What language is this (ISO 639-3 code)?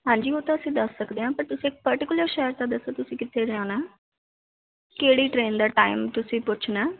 pan